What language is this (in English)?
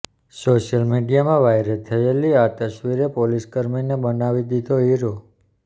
Gujarati